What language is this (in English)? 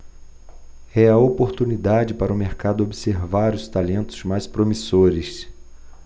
Portuguese